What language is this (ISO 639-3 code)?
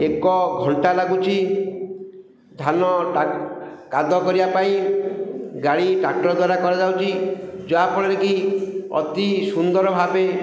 ori